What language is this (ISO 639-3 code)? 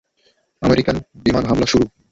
ben